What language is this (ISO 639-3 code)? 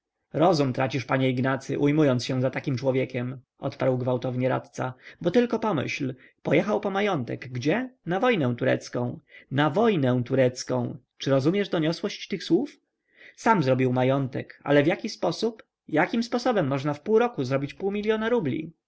pol